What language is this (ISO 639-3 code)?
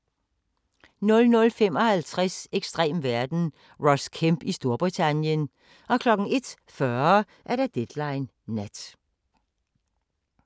dan